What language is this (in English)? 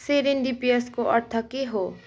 Nepali